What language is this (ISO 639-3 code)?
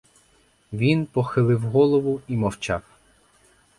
ukr